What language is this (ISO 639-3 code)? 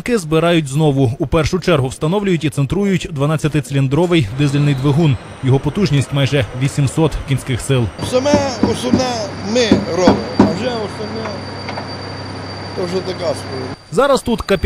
ukr